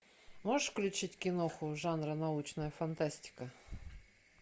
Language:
Russian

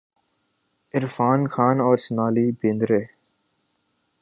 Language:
Urdu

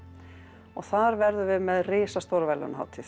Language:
Icelandic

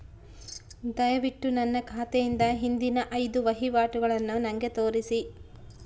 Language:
Kannada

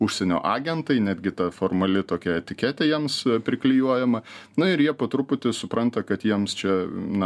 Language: Lithuanian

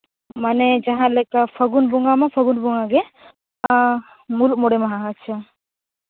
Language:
Santali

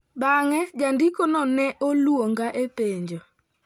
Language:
Luo (Kenya and Tanzania)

